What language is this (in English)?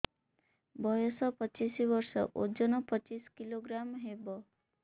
Odia